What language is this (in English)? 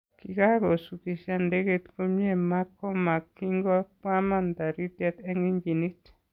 Kalenjin